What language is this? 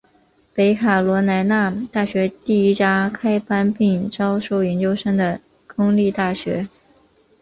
Chinese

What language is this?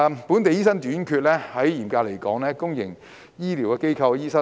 Cantonese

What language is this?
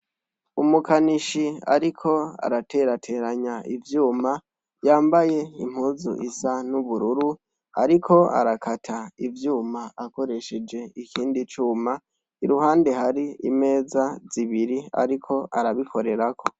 Rundi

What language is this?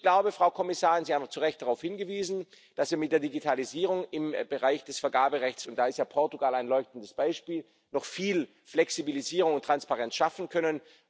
German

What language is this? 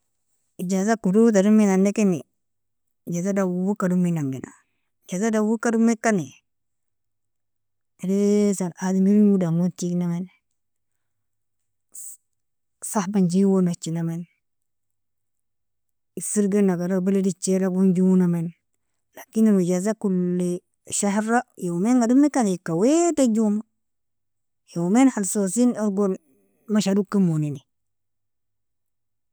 Nobiin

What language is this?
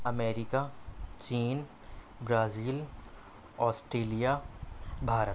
Urdu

